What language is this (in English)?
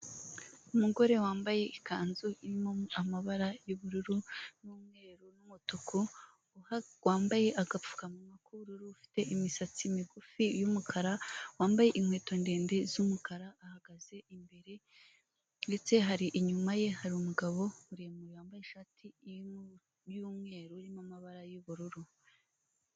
Kinyarwanda